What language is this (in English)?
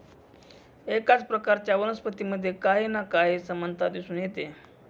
Marathi